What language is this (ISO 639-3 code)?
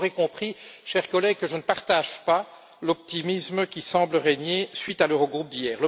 fra